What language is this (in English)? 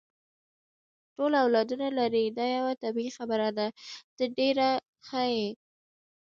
Pashto